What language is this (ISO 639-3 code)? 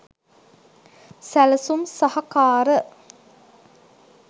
sin